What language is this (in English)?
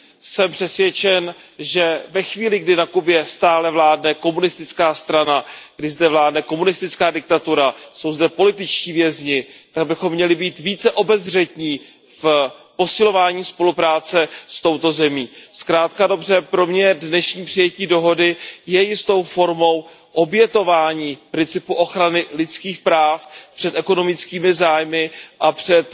Czech